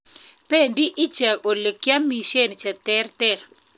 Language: Kalenjin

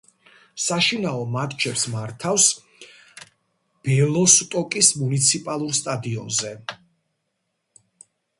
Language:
Georgian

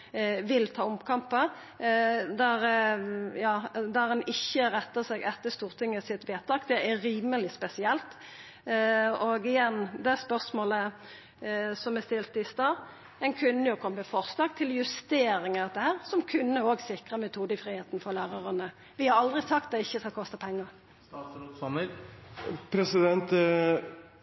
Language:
Norwegian Nynorsk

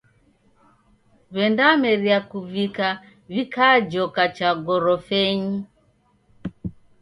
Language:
Taita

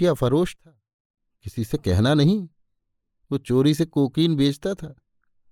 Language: Hindi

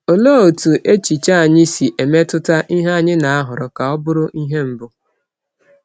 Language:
Igbo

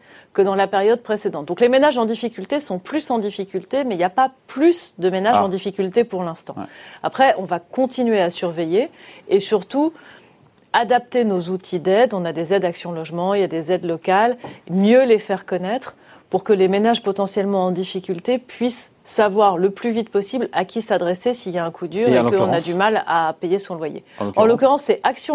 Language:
French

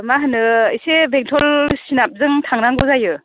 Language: Bodo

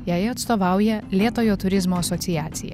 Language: Lithuanian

